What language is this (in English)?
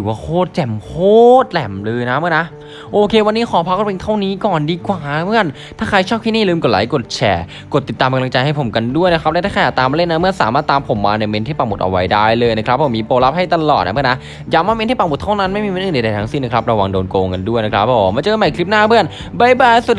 Thai